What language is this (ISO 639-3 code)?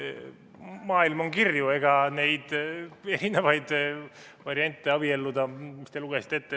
est